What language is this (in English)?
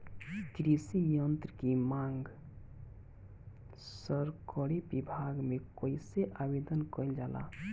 Bhojpuri